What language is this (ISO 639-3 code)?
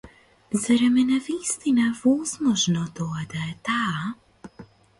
mkd